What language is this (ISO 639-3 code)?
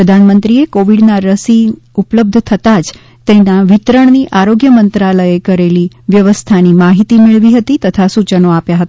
guj